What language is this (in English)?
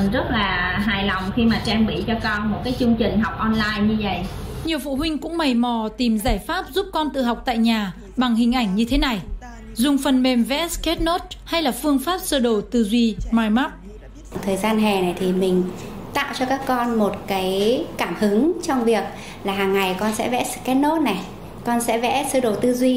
Vietnamese